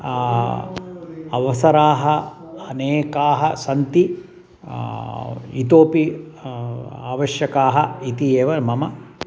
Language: Sanskrit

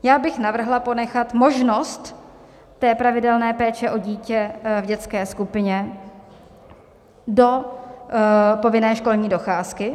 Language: Czech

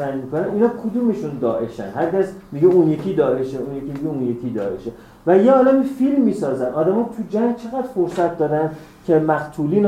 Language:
Persian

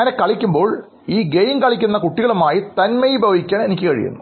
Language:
Malayalam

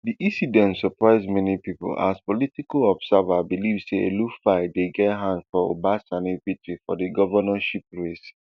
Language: Nigerian Pidgin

